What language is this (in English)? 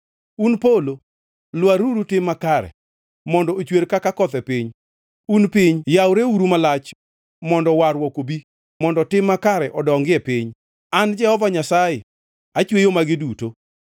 Luo (Kenya and Tanzania)